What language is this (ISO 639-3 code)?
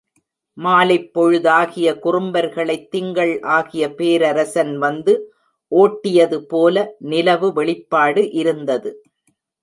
tam